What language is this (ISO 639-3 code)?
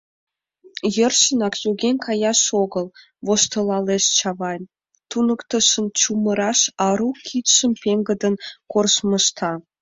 chm